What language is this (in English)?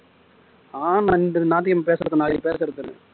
Tamil